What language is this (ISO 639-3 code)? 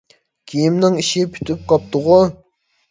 uig